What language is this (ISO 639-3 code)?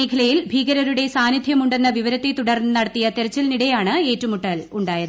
mal